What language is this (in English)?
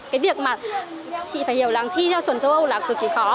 Vietnamese